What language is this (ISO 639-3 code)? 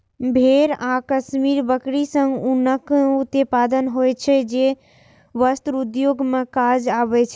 mai